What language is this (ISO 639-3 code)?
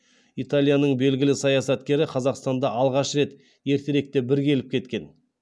kaz